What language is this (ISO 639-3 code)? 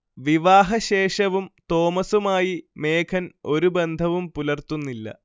mal